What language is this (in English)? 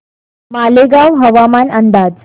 Marathi